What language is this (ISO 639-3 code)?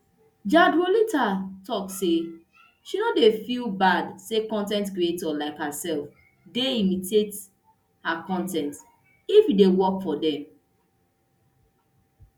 pcm